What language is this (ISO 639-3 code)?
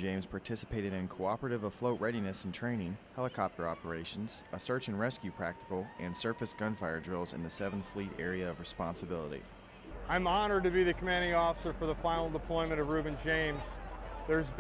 eng